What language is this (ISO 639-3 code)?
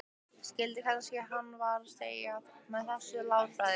isl